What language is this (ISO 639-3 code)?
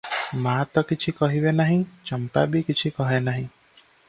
ori